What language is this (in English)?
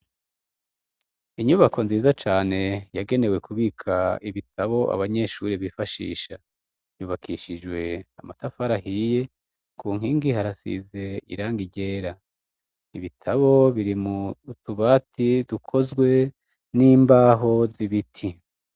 Rundi